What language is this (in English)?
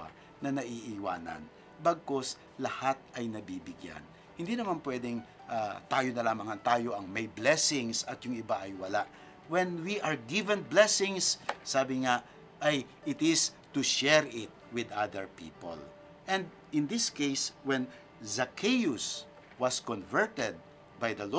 Filipino